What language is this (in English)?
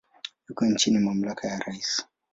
Swahili